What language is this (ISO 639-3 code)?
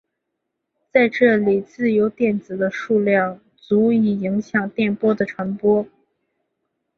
zho